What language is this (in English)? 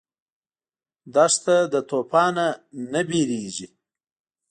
Pashto